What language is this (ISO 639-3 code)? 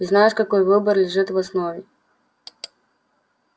rus